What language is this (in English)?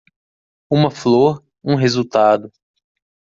Portuguese